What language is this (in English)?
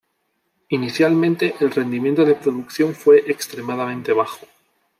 Spanish